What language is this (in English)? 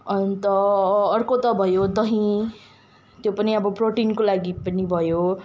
Nepali